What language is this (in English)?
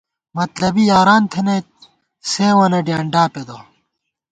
Gawar-Bati